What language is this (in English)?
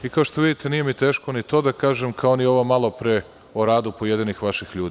Serbian